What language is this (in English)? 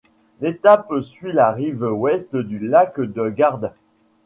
French